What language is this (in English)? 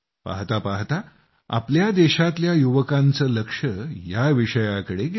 Marathi